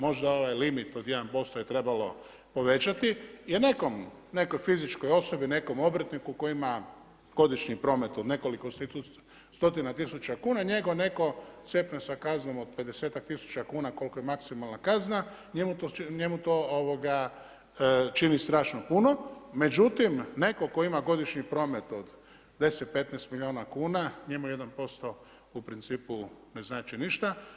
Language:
Croatian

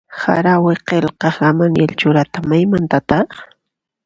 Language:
Puno Quechua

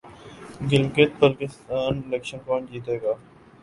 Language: Urdu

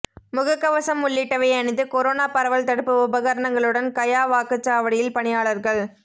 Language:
Tamil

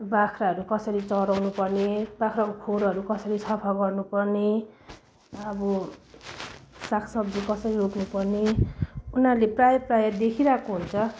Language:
Nepali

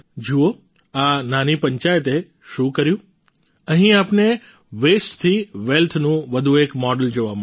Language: Gujarati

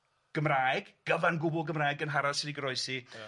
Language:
Welsh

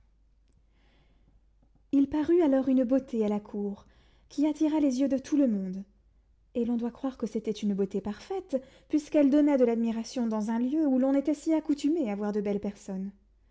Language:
French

